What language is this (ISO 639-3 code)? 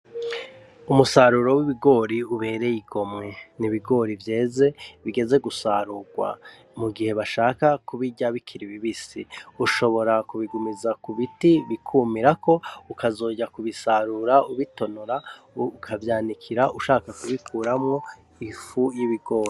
run